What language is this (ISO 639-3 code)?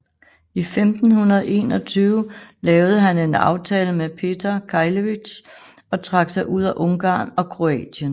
dan